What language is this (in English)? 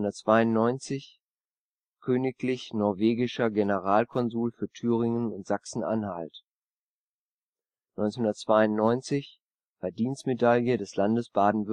German